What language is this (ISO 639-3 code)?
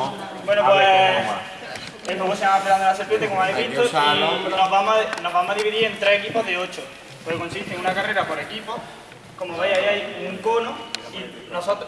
spa